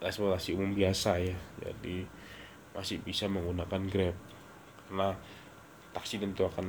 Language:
Indonesian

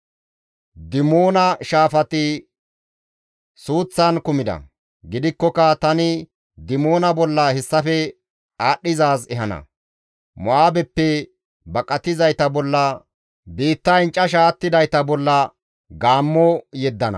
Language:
Gamo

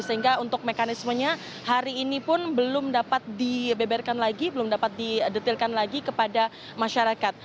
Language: Indonesian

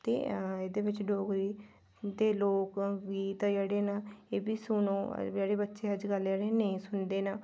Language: Dogri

